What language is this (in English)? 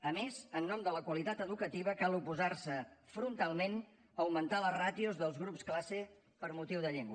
Catalan